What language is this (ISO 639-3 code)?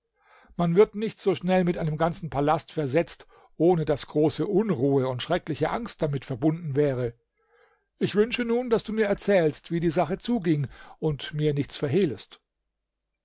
deu